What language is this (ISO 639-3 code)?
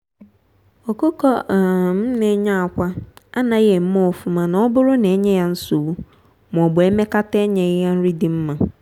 ibo